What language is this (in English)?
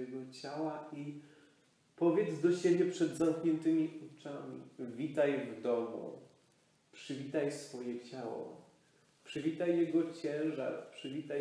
Polish